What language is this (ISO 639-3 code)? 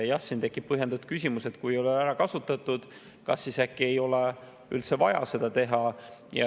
est